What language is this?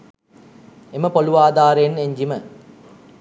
Sinhala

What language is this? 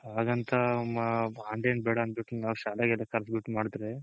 Kannada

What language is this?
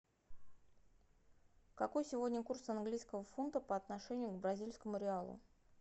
Russian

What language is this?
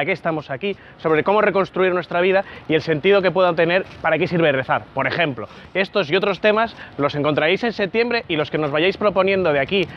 Spanish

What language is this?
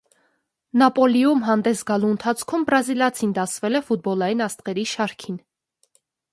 Armenian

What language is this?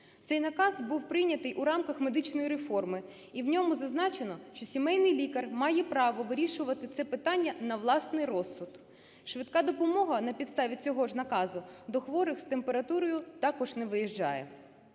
Ukrainian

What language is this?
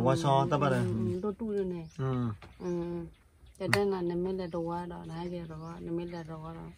Thai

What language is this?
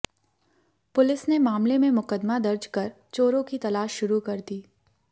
Hindi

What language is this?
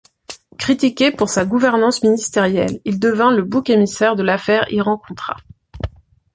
French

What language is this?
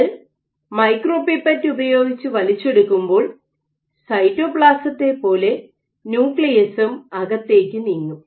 Malayalam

